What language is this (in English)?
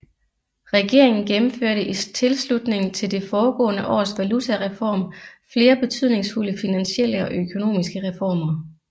Danish